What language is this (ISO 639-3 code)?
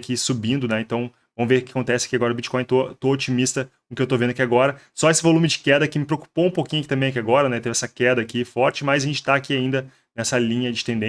por